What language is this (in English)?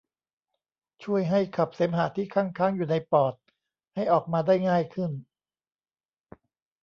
Thai